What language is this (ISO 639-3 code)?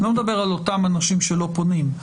heb